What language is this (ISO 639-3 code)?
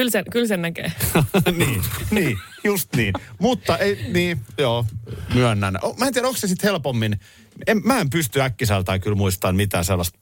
fin